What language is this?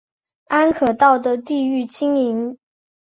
Chinese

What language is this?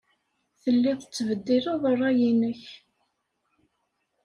Kabyle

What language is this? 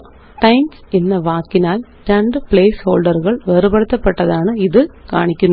Malayalam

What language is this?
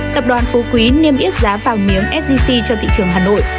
Vietnamese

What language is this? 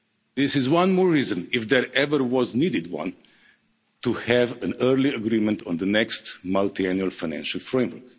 English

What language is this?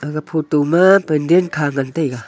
Wancho Naga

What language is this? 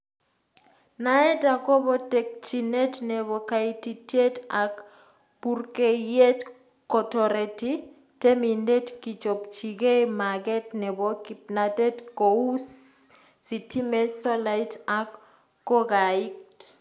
Kalenjin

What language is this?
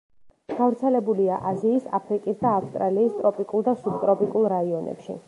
Georgian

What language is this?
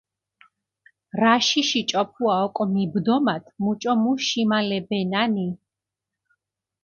Mingrelian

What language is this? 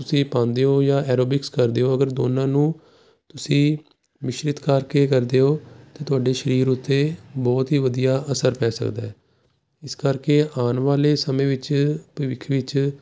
Punjabi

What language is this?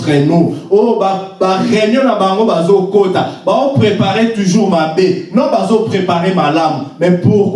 French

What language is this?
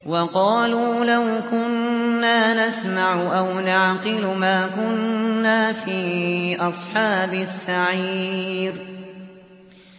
Arabic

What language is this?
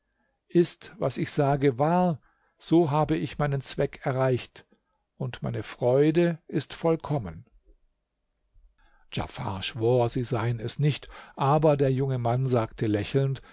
German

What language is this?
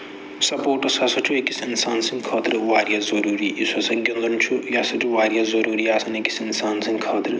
Kashmiri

